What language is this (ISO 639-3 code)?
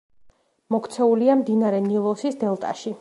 kat